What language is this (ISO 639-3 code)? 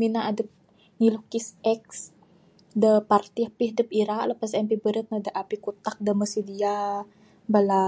sdo